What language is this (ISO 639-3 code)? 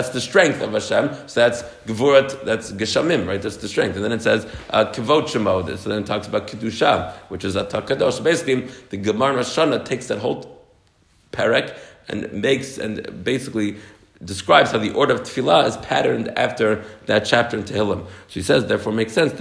eng